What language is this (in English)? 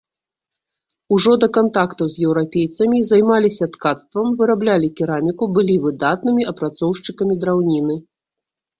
Belarusian